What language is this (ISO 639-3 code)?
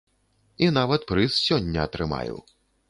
bel